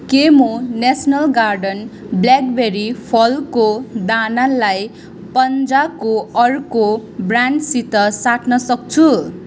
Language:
Nepali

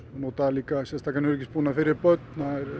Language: Icelandic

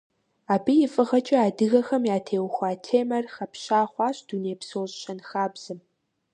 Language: Kabardian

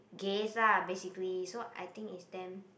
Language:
English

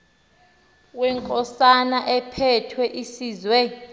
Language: Xhosa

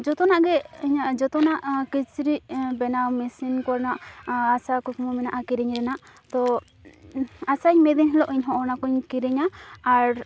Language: Santali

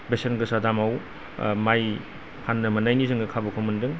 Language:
Bodo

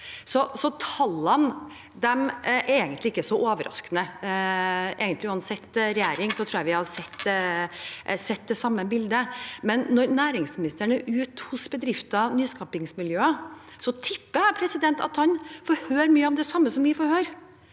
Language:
Norwegian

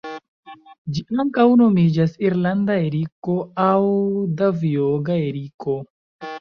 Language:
Esperanto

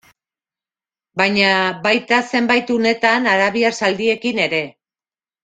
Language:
Basque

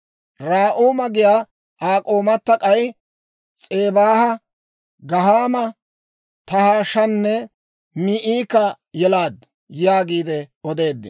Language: Dawro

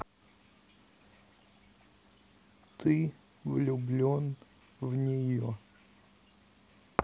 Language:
Russian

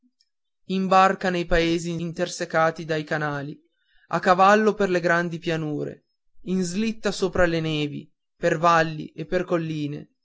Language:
Italian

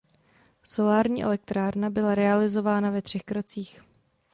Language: Czech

